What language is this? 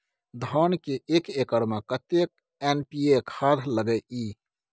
Maithili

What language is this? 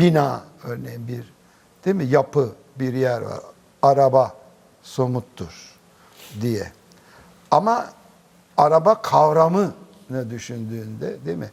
Turkish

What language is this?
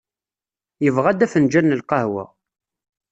Kabyle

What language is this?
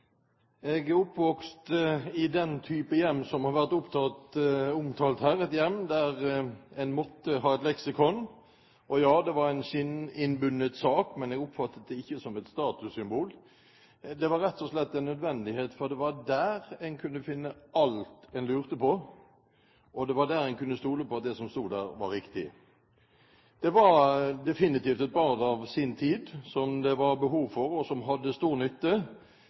Norwegian Bokmål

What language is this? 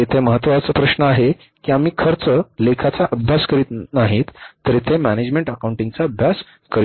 Marathi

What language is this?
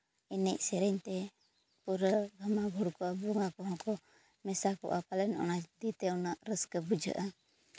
Santali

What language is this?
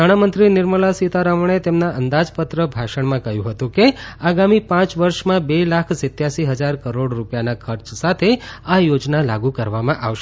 Gujarati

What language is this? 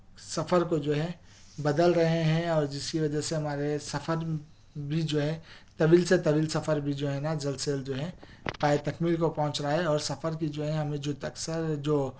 Urdu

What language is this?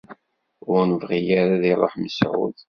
Kabyle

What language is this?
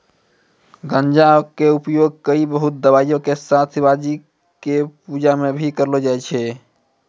Maithili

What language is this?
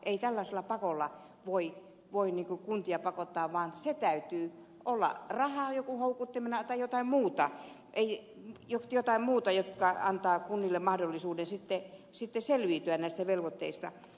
Finnish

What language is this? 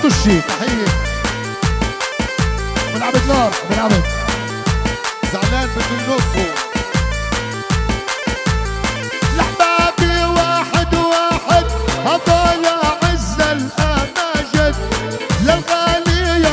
Arabic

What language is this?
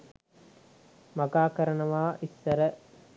Sinhala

